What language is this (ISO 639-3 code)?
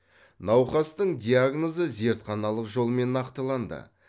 kaz